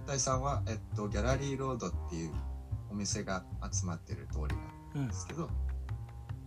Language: Japanese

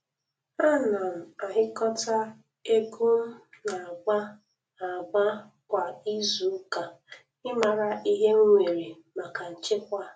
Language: Igbo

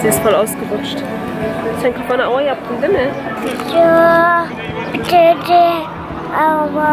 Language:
German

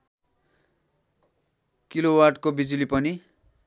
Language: Nepali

